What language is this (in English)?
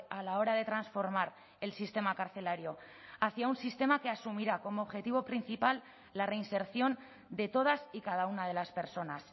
Spanish